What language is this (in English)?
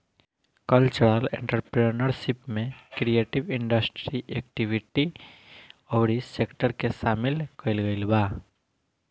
Bhojpuri